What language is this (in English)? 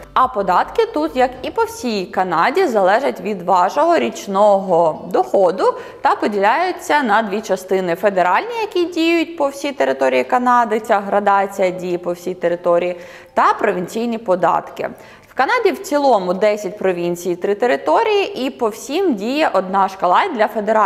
Ukrainian